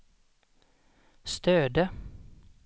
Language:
Swedish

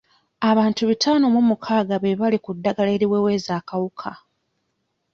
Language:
Ganda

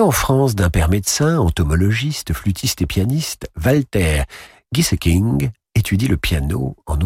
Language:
French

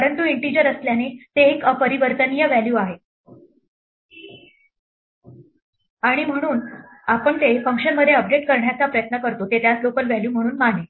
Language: Marathi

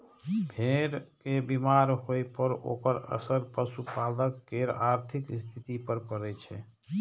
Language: Maithili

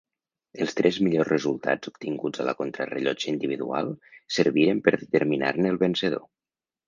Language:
Catalan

